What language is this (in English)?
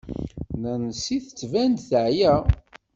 Kabyle